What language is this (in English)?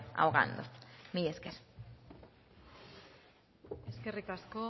Basque